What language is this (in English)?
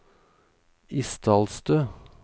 Norwegian